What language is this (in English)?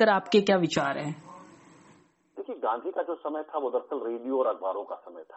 Hindi